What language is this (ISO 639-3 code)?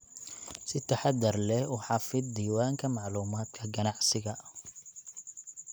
som